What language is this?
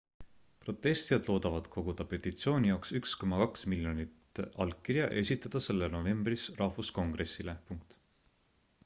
Estonian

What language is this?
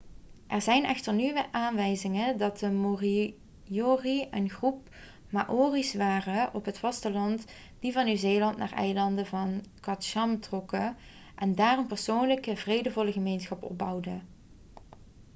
Dutch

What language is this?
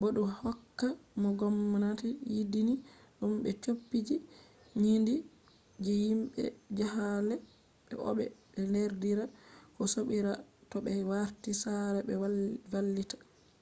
Fula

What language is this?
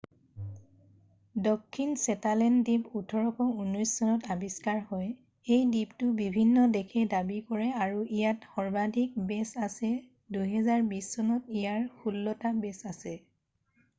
Assamese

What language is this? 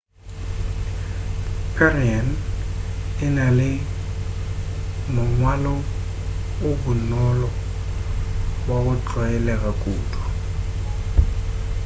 Northern Sotho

